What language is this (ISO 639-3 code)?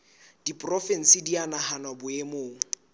sot